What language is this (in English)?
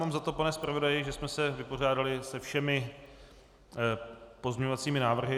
Czech